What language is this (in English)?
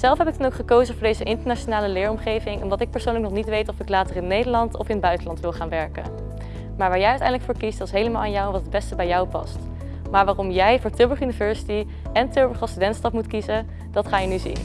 Dutch